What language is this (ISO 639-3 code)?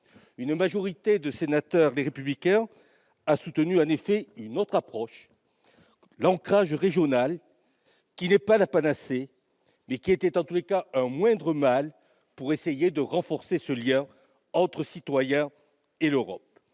fra